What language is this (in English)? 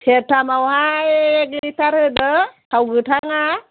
Bodo